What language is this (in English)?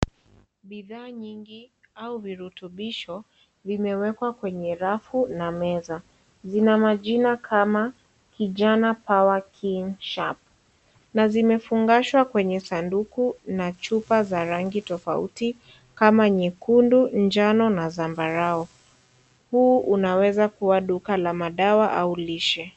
Swahili